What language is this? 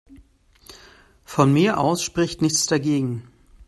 German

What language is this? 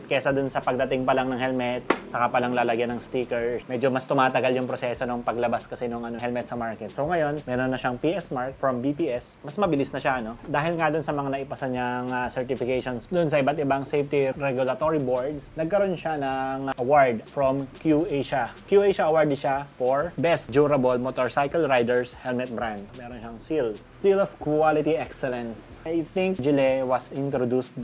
Filipino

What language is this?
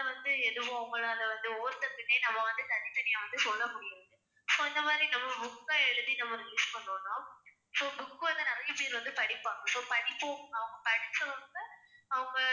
Tamil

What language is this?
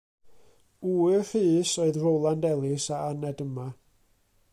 Welsh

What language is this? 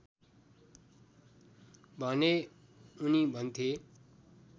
Nepali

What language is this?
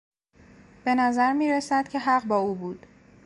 Persian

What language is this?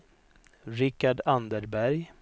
Swedish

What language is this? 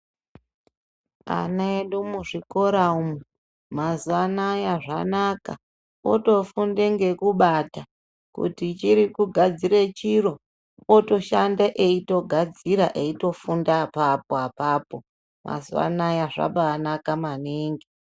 Ndau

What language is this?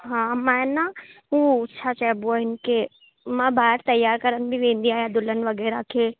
Sindhi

